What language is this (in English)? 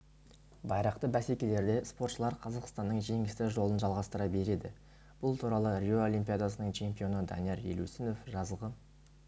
Kazakh